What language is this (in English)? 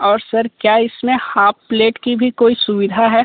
Hindi